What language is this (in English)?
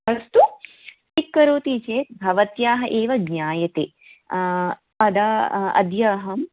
Sanskrit